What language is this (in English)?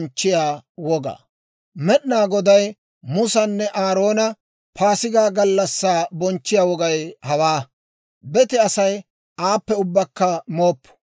Dawro